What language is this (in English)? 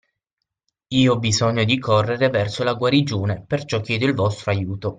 Italian